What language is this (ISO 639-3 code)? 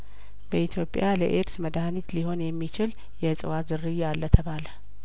amh